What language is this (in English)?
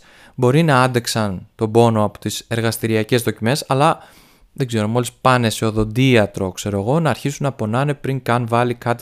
Greek